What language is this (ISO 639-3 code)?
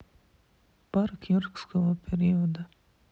rus